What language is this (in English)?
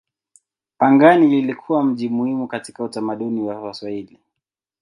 Swahili